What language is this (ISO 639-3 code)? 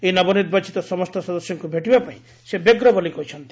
ori